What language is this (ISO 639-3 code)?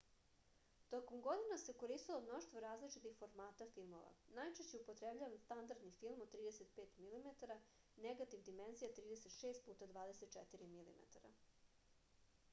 srp